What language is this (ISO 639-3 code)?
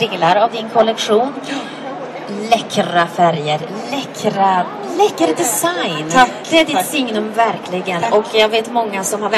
swe